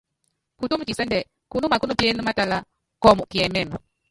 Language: Yangben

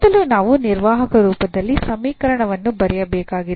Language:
Kannada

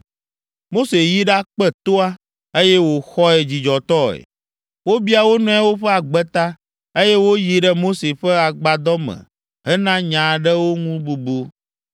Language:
Ewe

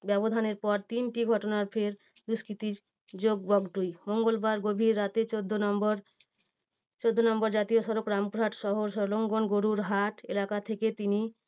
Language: Bangla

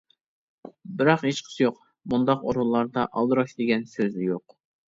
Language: Uyghur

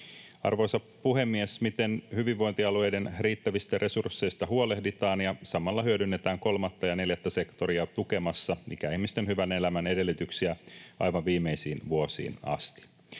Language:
Finnish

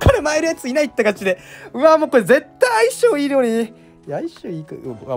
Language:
Japanese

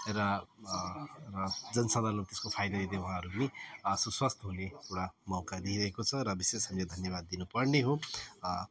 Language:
Nepali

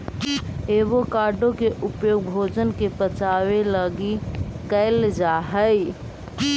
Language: Magahi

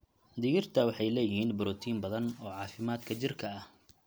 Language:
Somali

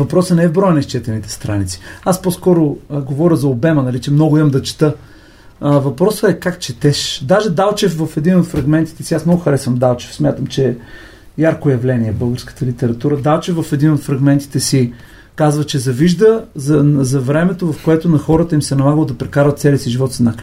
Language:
Bulgarian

